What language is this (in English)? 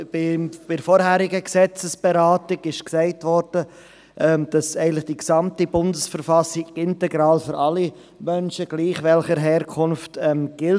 Swiss German